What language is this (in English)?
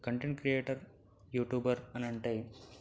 Telugu